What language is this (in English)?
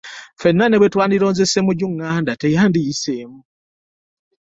Ganda